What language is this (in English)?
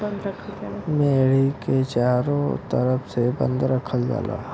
Bhojpuri